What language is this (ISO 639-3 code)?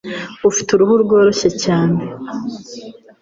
kin